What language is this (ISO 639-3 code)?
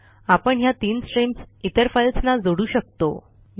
mar